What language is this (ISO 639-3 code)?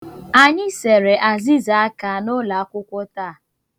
ibo